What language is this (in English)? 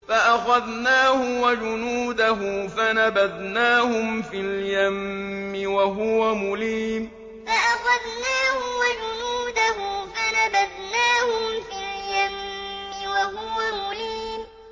Arabic